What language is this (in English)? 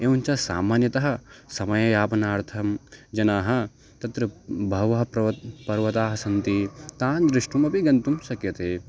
Sanskrit